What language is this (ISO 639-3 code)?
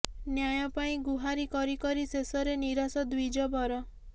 ori